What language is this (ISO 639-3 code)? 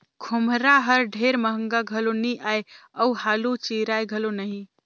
hne